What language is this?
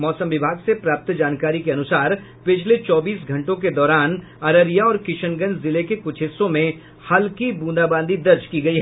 Hindi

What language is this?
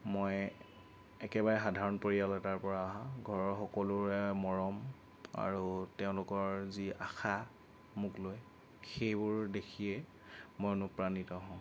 Assamese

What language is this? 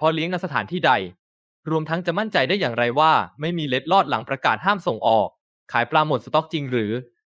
Thai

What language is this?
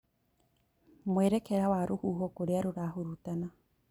Kikuyu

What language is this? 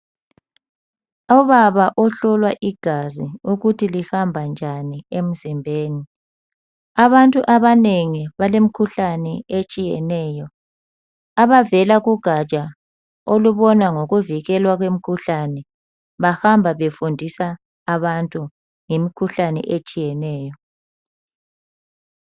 North Ndebele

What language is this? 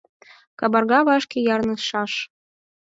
Mari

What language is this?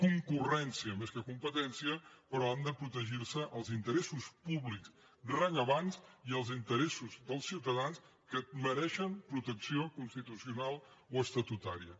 Catalan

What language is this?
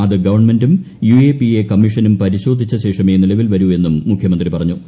Malayalam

